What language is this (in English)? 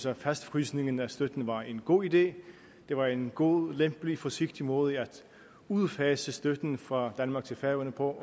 Danish